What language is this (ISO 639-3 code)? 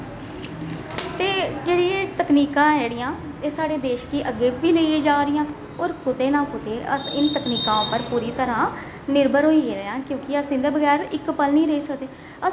doi